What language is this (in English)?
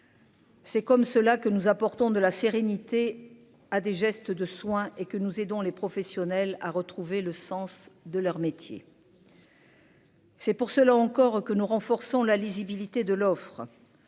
French